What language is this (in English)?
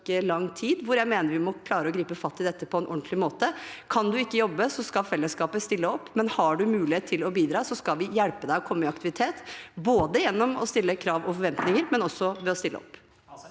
Norwegian